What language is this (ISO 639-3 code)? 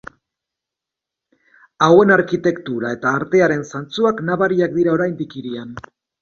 eus